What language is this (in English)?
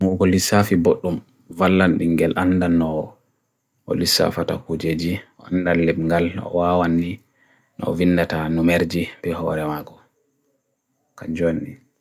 Bagirmi Fulfulde